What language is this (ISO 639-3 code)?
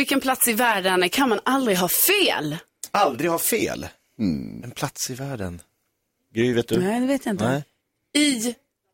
swe